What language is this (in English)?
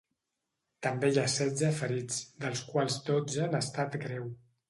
Catalan